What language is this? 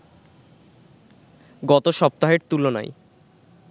Bangla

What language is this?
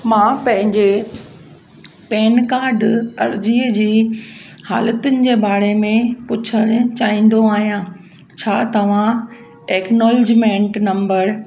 Sindhi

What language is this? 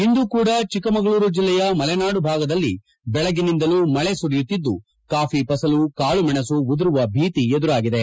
Kannada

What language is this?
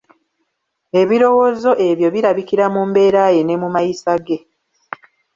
Ganda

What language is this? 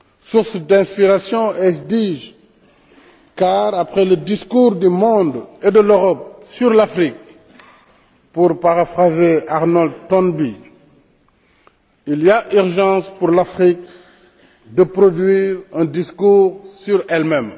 French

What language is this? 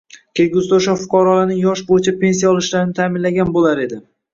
Uzbek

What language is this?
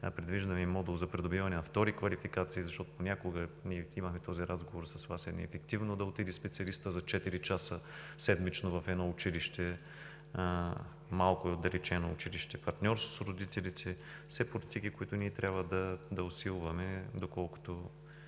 Bulgarian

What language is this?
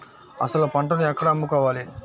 Telugu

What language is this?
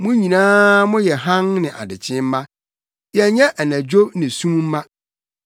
Akan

